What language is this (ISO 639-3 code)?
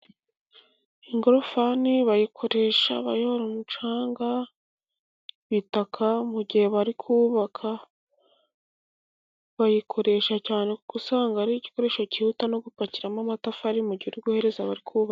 kin